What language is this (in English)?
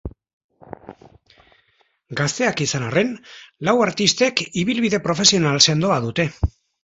Basque